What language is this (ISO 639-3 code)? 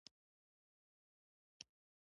pus